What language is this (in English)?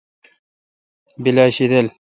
Kalkoti